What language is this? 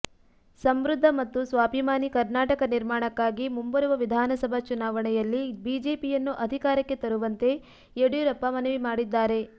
Kannada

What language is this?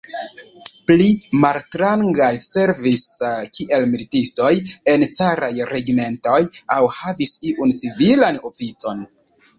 Esperanto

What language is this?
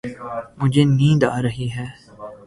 Urdu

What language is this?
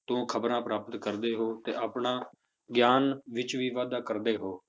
Punjabi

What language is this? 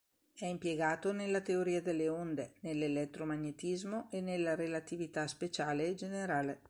Italian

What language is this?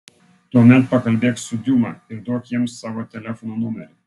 Lithuanian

